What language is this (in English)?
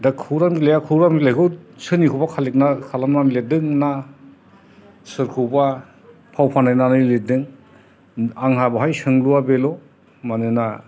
Bodo